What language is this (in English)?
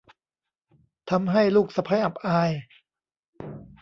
Thai